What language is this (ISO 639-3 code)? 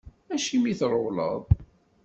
kab